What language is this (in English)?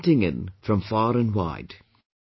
English